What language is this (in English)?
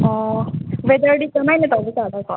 Manipuri